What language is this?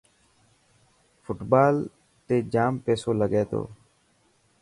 Dhatki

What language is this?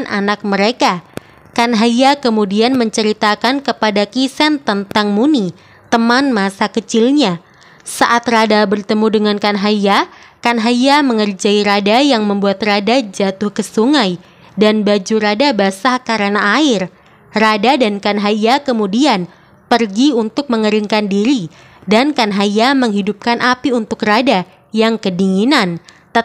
Indonesian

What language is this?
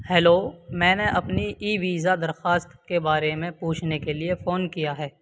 Urdu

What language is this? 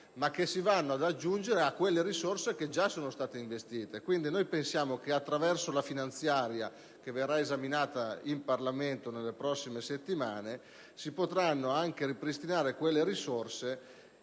Italian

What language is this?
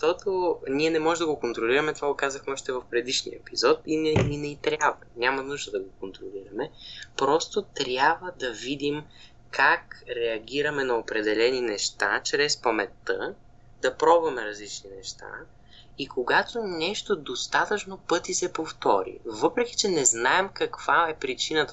Bulgarian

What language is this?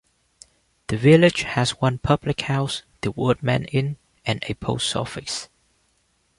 English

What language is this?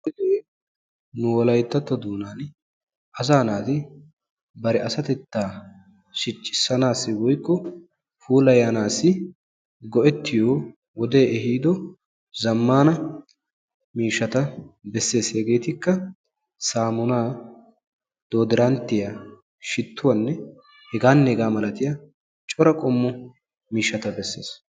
Wolaytta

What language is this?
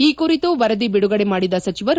Kannada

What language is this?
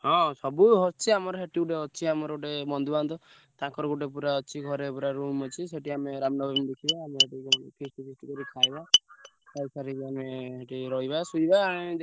Odia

